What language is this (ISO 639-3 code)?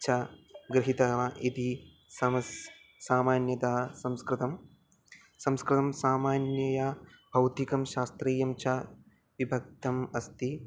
san